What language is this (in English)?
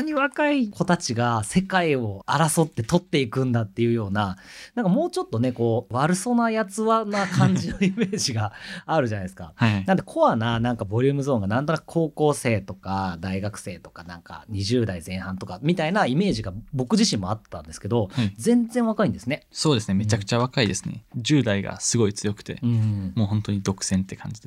Japanese